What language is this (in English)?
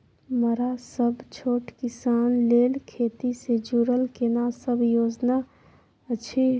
Maithili